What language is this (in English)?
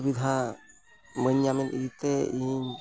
Santali